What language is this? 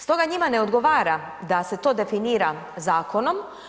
Croatian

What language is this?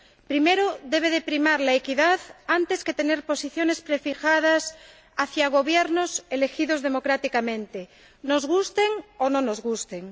Spanish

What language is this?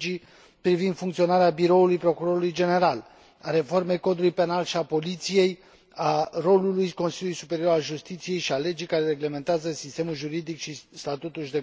Romanian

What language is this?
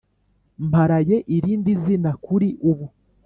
Kinyarwanda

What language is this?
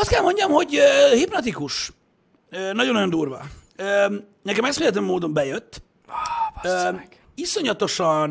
Hungarian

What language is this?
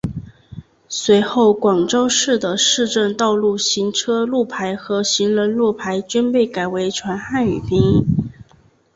Chinese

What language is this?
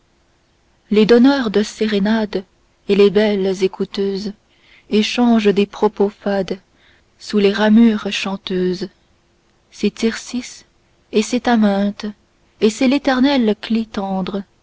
French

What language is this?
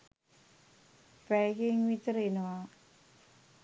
Sinhala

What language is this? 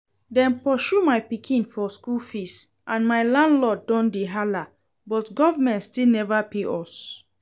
Nigerian Pidgin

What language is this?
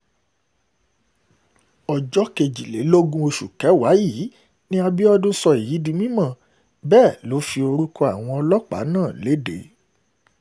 Yoruba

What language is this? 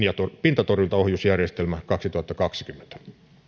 Finnish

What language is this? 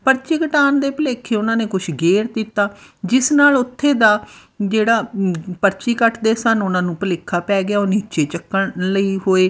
Punjabi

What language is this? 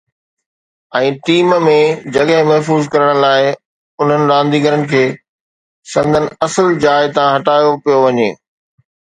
Sindhi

